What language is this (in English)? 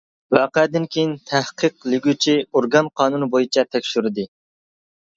Uyghur